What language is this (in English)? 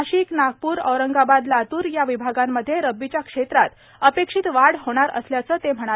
Marathi